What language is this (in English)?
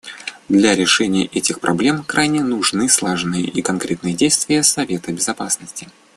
Russian